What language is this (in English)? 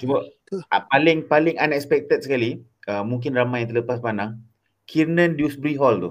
Malay